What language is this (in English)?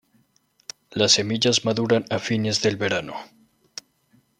Spanish